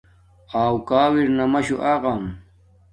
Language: Domaaki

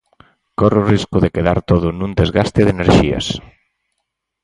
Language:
Galician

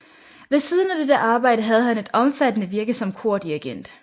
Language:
Danish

